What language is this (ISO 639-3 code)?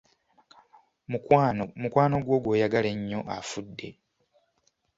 lug